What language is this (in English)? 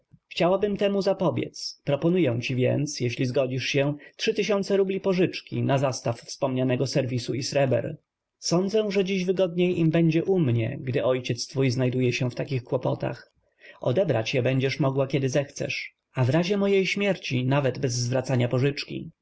Polish